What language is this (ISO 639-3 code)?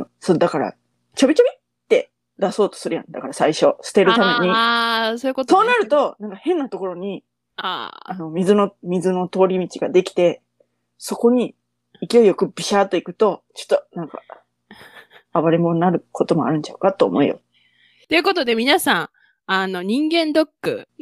jpn